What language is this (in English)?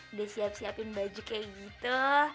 Indonesian